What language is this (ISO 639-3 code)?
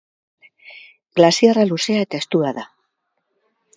eus